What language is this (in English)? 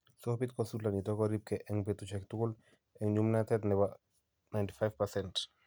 Kalenjin